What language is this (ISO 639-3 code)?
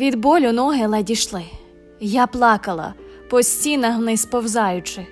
ukr